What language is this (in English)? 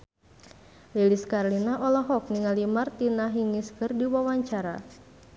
Sundanese